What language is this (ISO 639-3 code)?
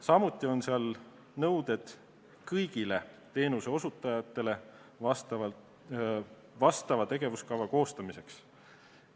est